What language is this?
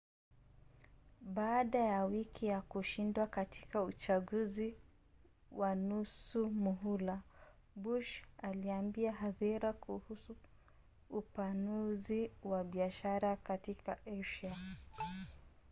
Swahili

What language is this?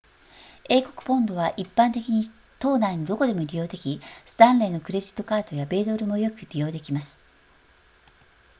Japanese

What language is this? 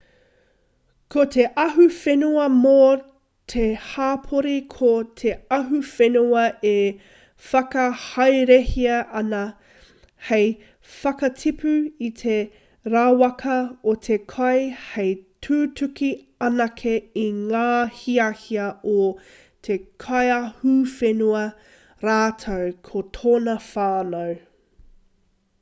Māori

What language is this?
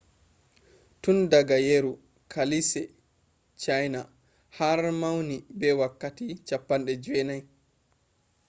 Fula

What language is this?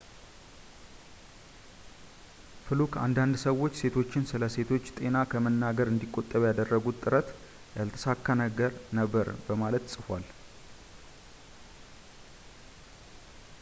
Amharic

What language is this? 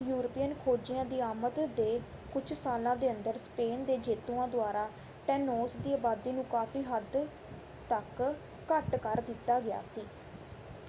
Punjabi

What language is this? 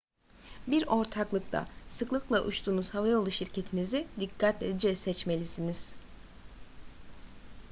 Turkish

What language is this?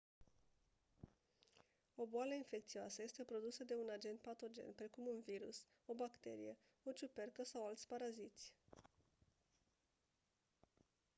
Romanian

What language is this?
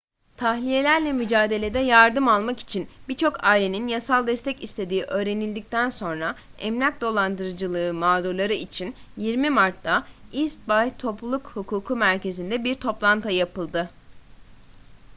Turkish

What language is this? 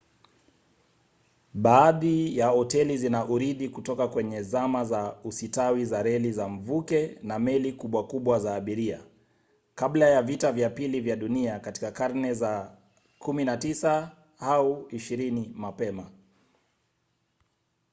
Swahili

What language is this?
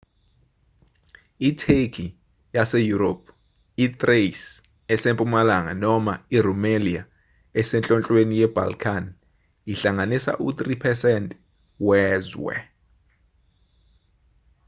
Zulu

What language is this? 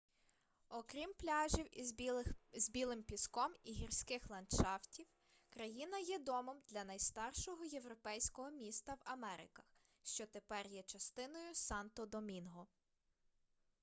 Ukrainian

